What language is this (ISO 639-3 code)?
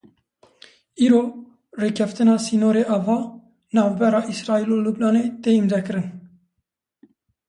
kur